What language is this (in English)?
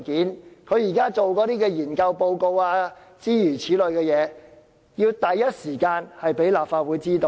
Cantonese